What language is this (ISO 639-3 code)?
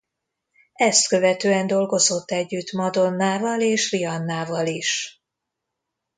hun